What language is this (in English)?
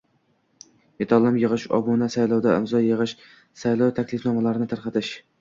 Uzbek